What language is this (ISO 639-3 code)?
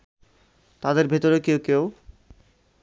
ben